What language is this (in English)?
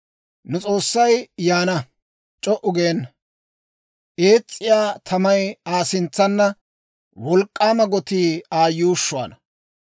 Dawro